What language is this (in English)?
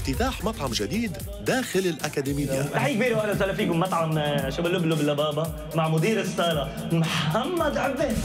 Arabic